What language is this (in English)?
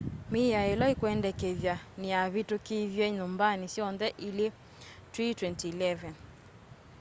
Kamba